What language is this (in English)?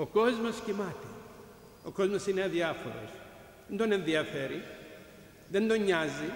Greek